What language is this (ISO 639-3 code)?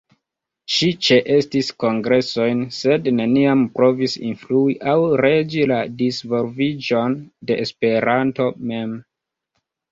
epo